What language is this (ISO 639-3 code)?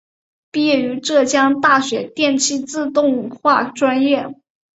zho